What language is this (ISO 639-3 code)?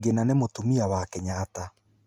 kik